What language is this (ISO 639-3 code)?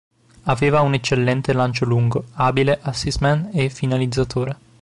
ita